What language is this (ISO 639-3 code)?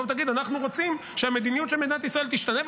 heb